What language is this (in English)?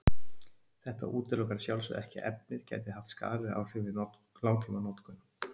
Icelandic